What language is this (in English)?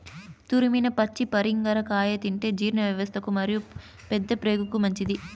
Telugu